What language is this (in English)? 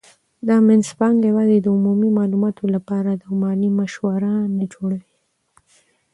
Pashto